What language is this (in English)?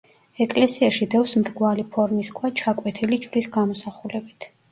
Georgian